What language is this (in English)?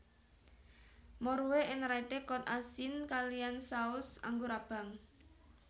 Javanese